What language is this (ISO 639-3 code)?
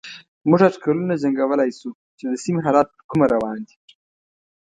pus